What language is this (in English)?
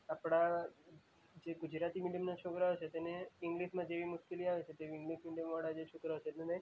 Gujarati